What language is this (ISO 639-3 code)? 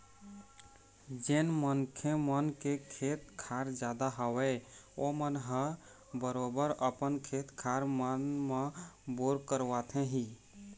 hne